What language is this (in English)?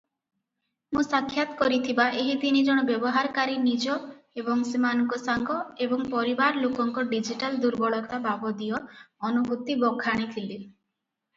Odia